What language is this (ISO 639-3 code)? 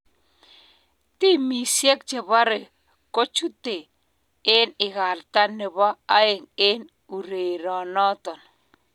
kln